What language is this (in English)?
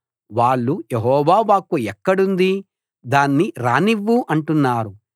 Telugu